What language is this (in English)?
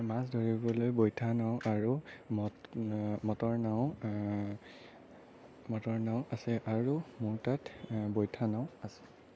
Assamese